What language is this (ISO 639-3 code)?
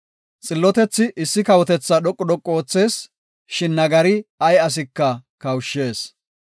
gof